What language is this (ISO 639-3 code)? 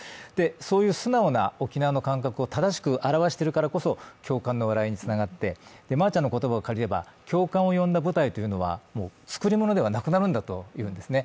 jpn